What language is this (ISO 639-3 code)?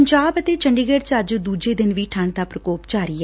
pan